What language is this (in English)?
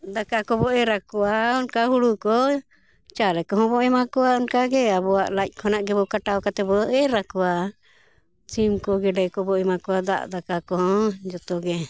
Santali